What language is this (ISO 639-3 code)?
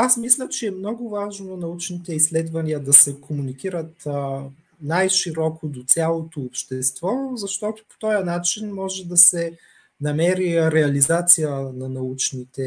bul